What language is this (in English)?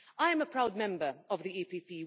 English